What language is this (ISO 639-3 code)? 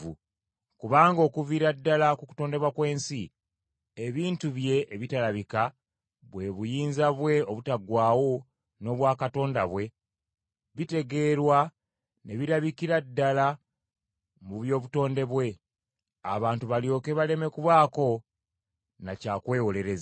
lug